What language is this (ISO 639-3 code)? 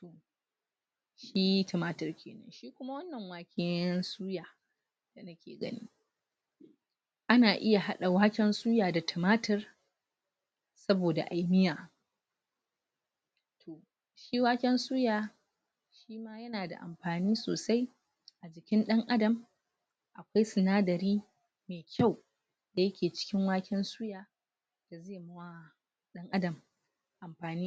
hau